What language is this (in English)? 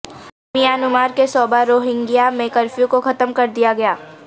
Urdu